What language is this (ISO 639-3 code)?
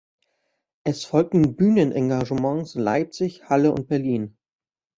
deu